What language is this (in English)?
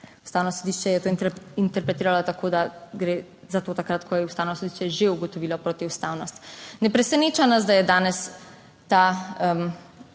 Slovenian